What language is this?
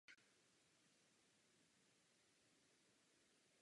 Czech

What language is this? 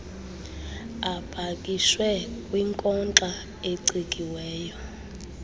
Xhosa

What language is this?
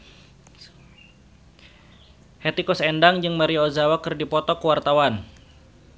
Sundanese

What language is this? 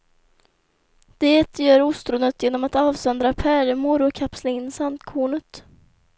Swedish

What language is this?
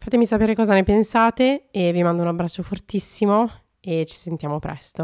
Italian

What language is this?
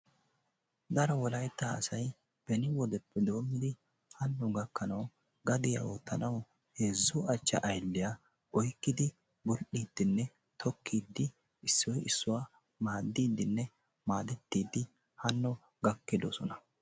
Wolaytta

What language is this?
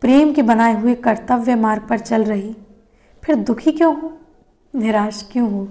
Hindi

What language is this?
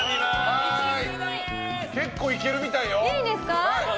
Japanese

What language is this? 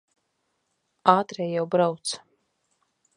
Latvian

